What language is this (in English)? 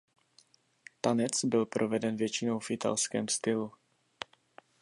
Czech